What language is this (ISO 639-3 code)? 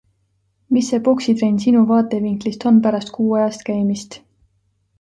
est